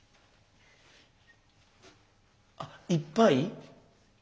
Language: Japanese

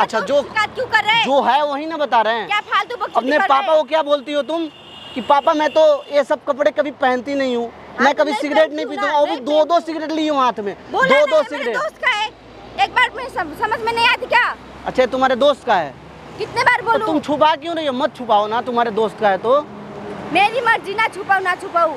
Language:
Hindi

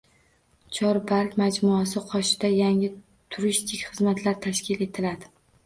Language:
Uzbek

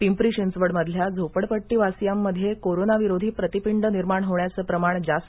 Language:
Marathi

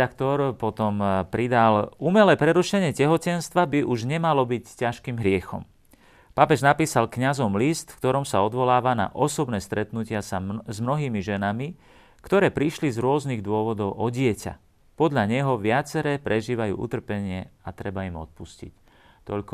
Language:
Slovak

